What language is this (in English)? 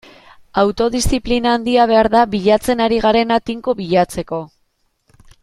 Basque